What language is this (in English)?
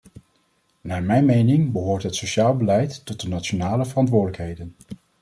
Dutch